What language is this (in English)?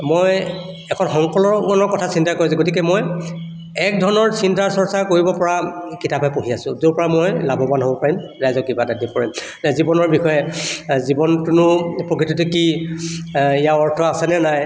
Assamese